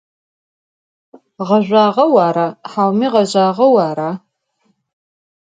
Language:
Adyghe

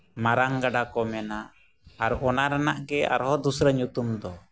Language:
Santali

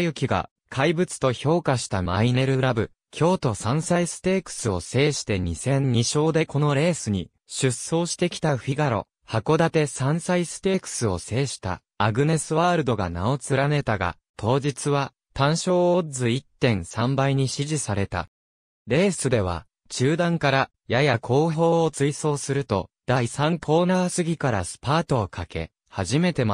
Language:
Japanese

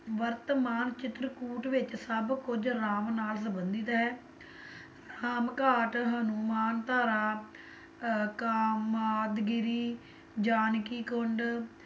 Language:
Punjabi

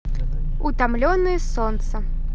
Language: Russian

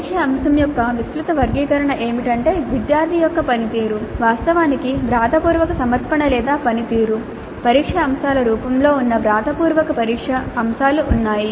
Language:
Telugu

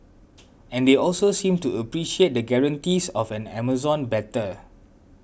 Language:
English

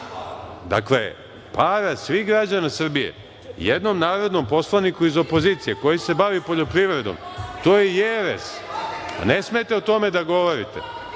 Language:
Serbian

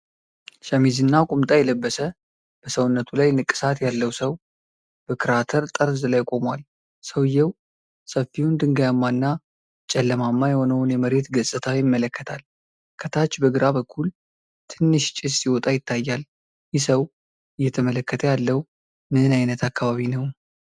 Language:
Amharic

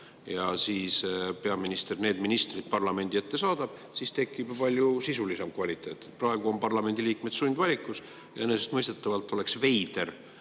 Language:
Estonian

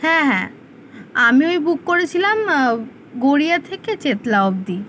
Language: Bangla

